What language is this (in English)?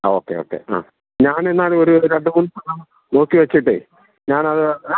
Malayalam